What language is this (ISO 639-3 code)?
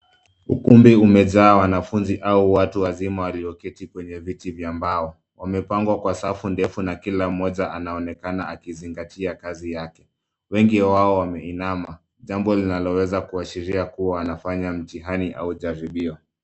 swa